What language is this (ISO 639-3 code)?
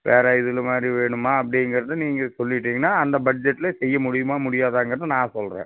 tam